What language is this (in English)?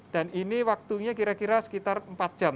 Indonesian